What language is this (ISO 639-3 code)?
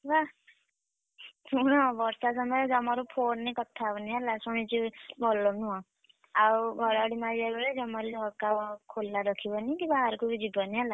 ori